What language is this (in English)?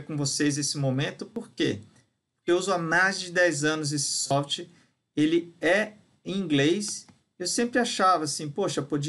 Portuguese